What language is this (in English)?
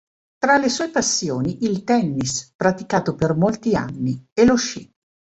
Italian